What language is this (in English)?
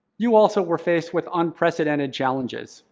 English